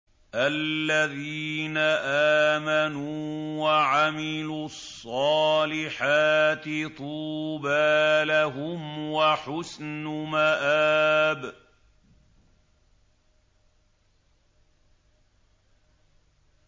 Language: Arabic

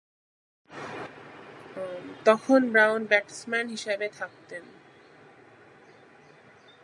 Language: Bangla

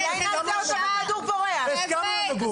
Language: Hebrew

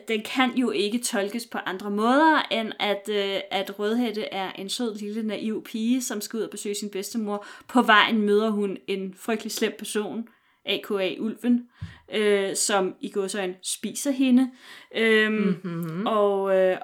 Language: Danish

